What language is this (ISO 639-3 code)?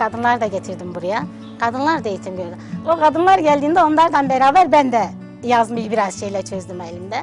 tur